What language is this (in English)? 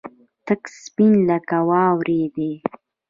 Pashto